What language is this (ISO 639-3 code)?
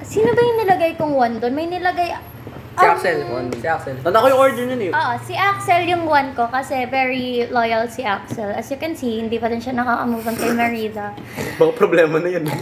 fil